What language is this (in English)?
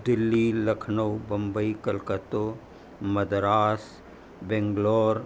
Sindhi